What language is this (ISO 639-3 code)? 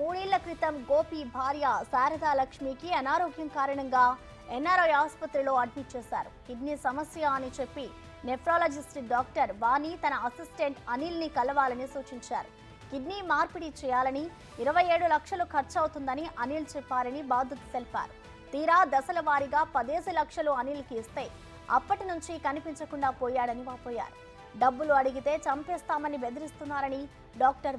tel